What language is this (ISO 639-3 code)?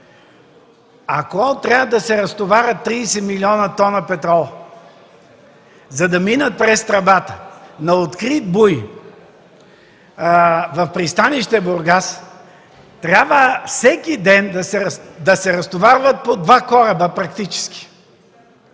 bul